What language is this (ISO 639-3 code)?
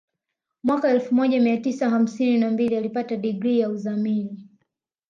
swa